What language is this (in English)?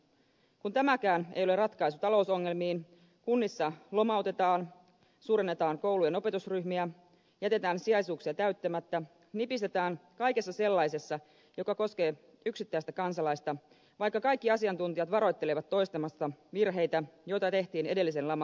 Finnish